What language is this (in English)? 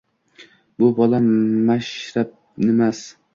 Uzbek